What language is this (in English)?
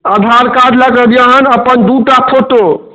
Maithili